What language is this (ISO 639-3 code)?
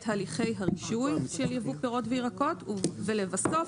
heb